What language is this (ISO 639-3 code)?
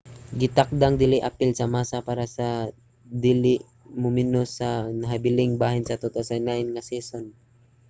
ceb